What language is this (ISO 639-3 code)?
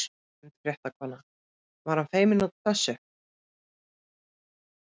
isl